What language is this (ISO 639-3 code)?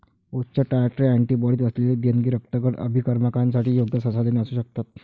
mar